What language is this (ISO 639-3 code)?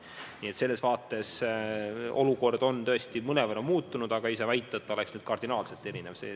est